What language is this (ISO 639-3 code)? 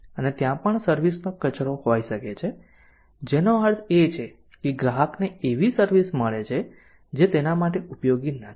guj